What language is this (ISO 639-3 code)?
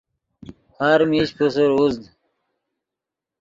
ydg